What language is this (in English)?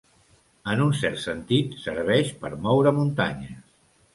Catalan